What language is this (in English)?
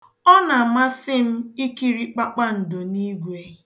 Igbo